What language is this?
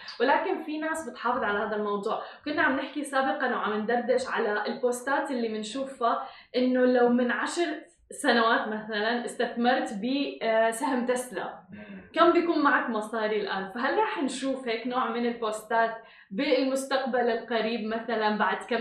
Arabic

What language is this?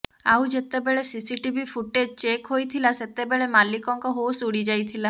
Odia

